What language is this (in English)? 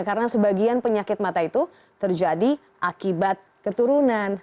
Indonesian